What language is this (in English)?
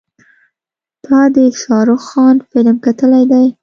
Pashto